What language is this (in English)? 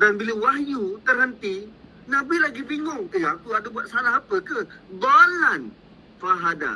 Malay